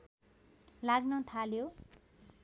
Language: Nepali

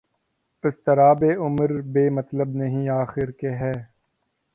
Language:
Urdu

